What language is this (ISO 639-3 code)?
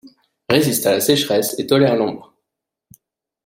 fra